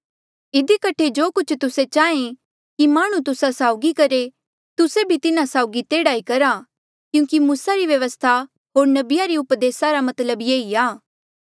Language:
Mandeali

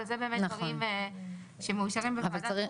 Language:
Hebrew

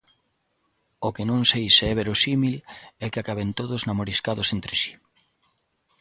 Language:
Galician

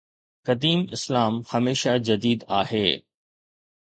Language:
Sindhi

